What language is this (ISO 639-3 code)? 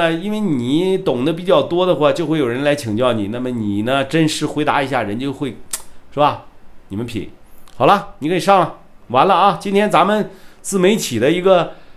zho